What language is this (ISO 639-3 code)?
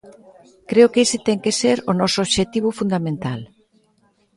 glg